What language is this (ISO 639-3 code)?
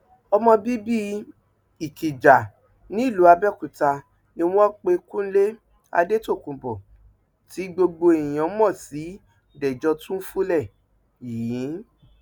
yor